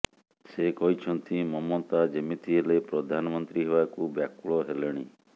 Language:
Odia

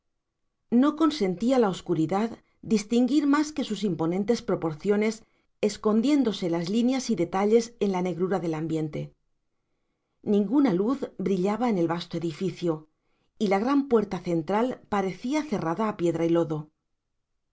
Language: Spanish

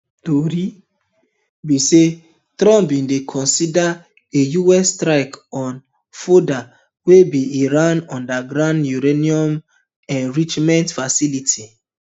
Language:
Nigerian Pidgin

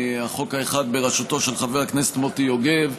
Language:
Hebrew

